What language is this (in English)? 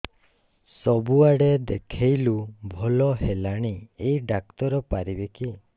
Odia